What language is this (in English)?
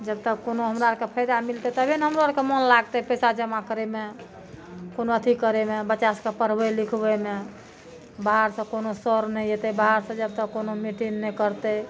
Maithili